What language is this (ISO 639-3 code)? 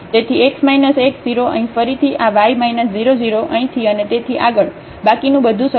guj